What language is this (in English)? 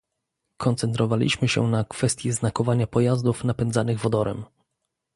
Polish